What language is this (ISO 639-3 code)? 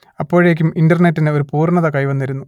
mal